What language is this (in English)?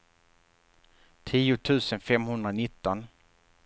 Swedish